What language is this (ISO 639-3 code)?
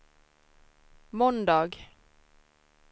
swe